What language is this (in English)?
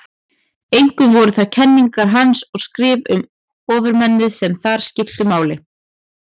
Icelandic